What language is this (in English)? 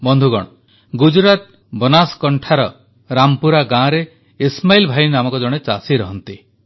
Odia